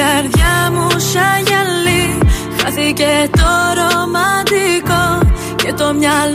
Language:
Greek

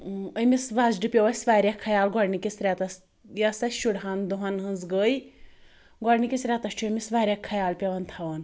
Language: Kashmiri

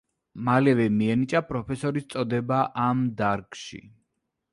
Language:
Georgian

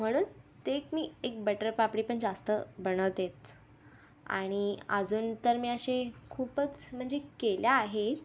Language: Marathi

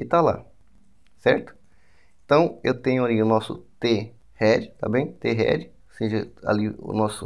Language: Portuguese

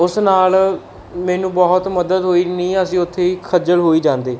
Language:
Punjabi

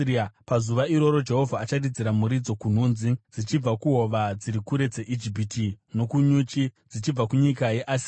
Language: Shona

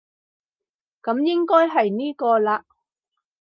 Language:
Cantonese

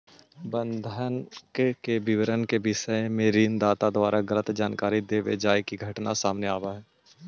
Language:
Magahi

